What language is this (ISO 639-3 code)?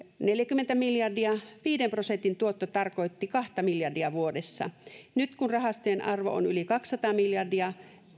fin